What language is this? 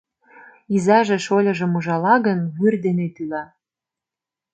Mari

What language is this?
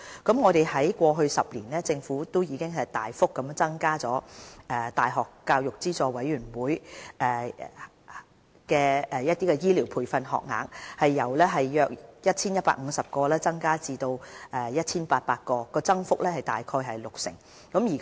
Cantonese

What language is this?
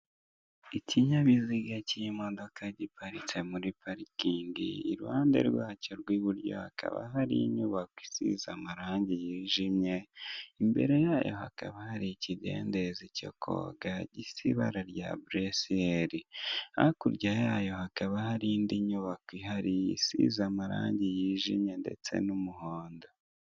Kinyarwanda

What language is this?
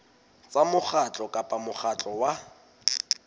Southern Sotho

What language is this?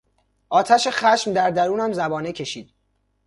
Persian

